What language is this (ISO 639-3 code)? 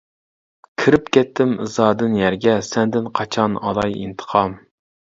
uig